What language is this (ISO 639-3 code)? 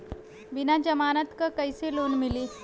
bho